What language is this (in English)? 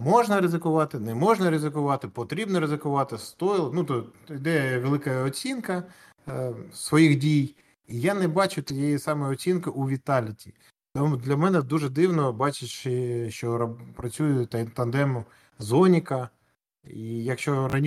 Ukrainian